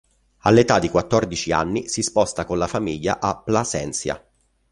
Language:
Italian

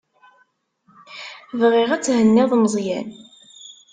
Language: Kabyle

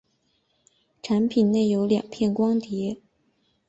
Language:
Chinese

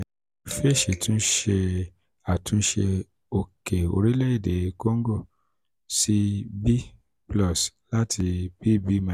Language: Yoruba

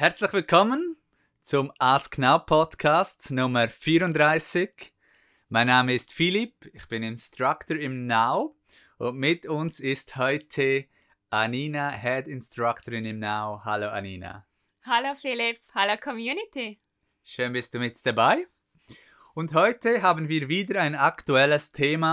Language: German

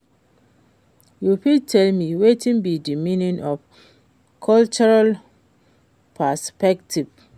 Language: Nigerian Pidgin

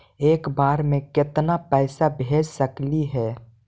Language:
Magahi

